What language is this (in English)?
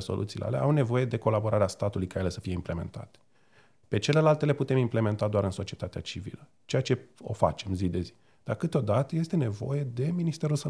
Romanian